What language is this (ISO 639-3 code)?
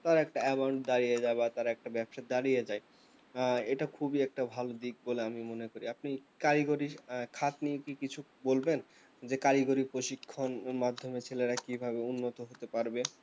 ben